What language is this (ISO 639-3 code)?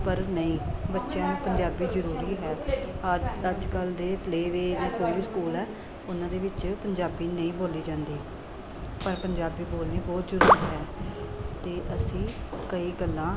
pan